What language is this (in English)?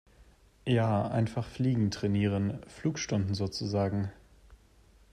German